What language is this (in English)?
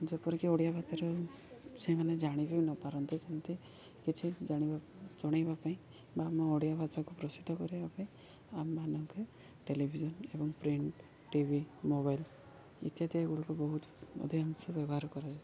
Odia